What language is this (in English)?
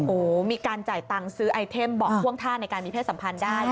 Thai